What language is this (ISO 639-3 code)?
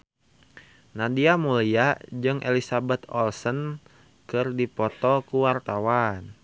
sun